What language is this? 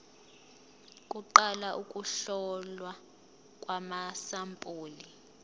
Zulu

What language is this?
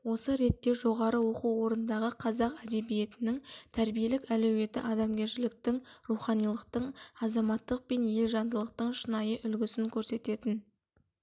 Kazakh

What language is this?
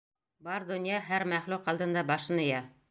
Bashkir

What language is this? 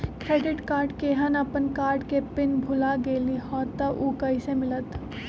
Magahi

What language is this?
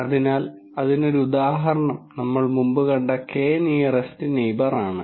Malayalam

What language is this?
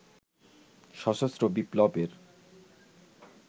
Bangla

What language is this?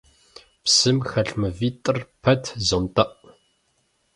Kabardian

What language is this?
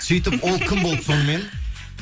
Kazakh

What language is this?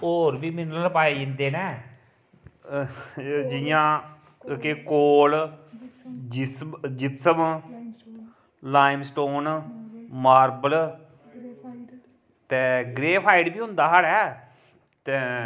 Dogri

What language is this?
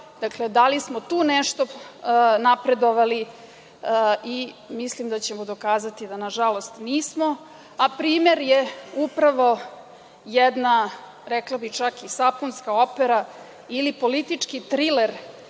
Serbian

